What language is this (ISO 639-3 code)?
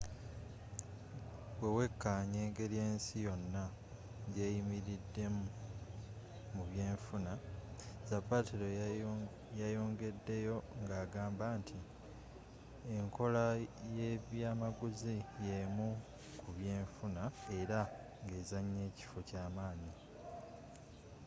lug